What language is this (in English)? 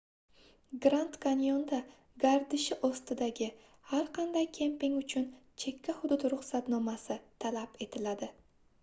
Uzbek